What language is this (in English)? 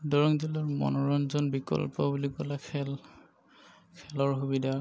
Assamese